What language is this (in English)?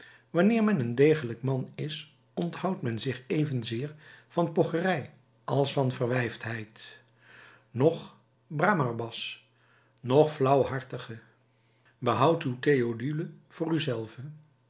Dutch